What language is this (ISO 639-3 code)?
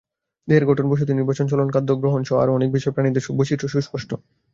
ben